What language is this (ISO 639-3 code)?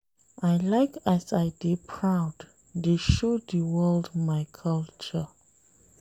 pcm